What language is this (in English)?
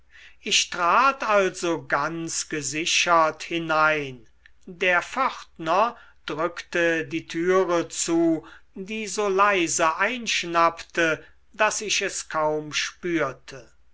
German